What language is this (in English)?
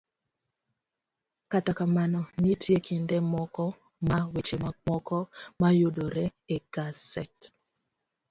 Luo (Kenya and Tanzania)